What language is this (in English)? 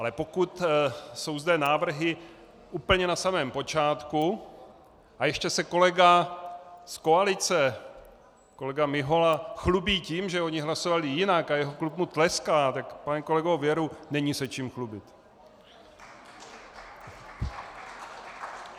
Czech